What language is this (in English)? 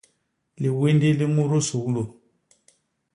Basaa